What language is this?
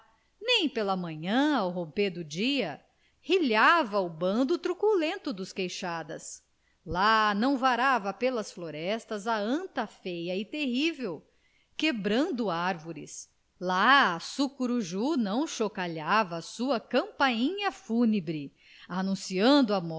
Portuguese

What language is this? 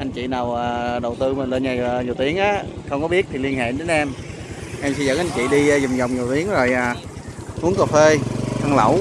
Vietnamese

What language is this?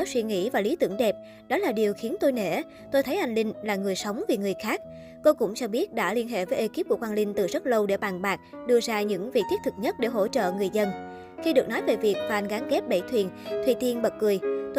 Vietnamese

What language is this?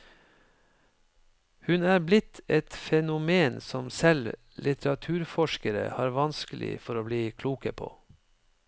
Norwegian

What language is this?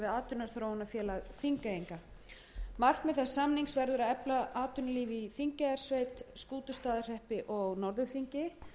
Icelandic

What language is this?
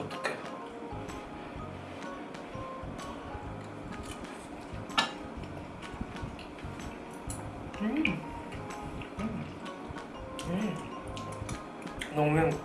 Korean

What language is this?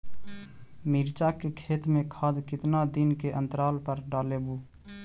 Magahi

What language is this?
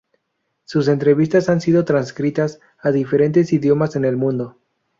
Spanish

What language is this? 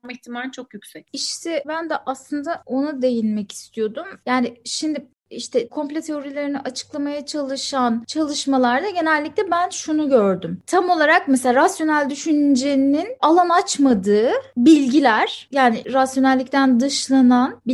Turkish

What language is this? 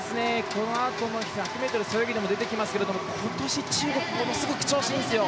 Japanese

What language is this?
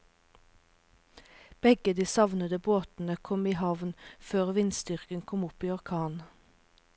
Norwegian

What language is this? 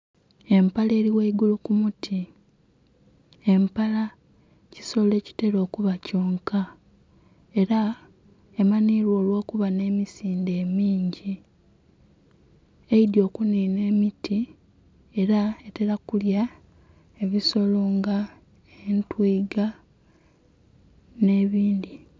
Soga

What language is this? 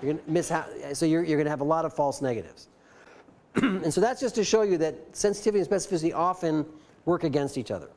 English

